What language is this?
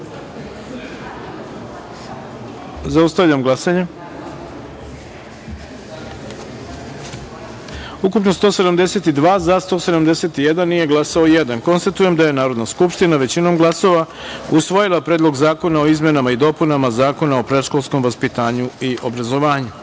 Serbian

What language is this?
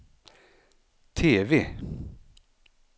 Swedish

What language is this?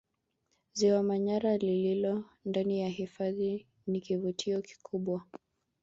Swahili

